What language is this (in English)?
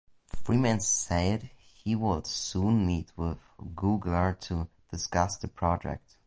English